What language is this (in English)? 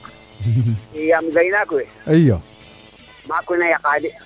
Serer